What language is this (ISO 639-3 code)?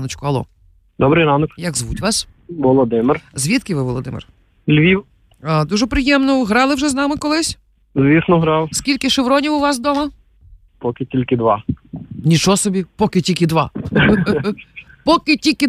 ukr